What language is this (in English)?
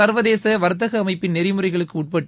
Tamil